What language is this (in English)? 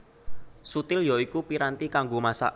Javanese